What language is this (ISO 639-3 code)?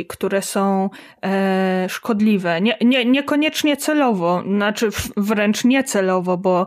pol